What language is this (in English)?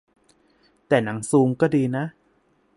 Thai